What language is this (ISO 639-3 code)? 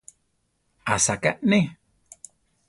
tar